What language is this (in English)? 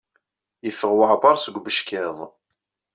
Kabyle